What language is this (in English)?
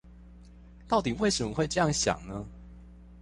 Chinese